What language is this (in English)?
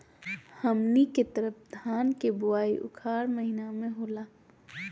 Magahi